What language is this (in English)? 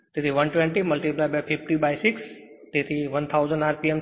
Gujarati